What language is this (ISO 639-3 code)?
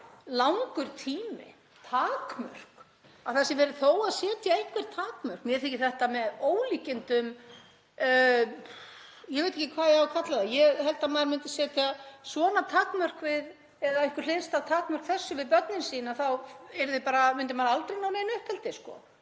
isl